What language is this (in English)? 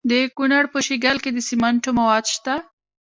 Pashto